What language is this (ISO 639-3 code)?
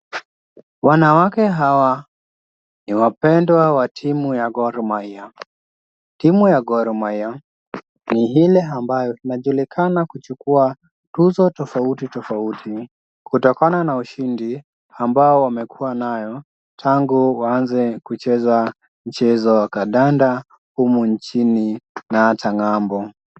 swa